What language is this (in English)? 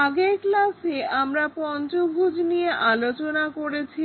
Bangla